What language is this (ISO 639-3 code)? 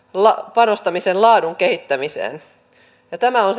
fin